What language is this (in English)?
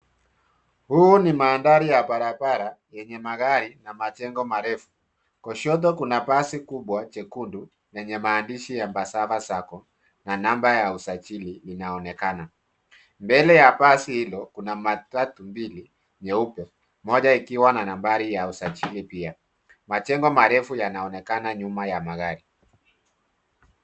Swahili